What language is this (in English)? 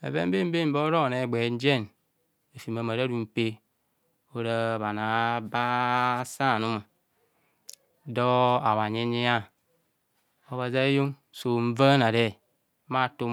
Kohumono